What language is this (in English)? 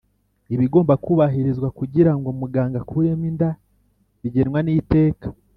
Kinyarwanda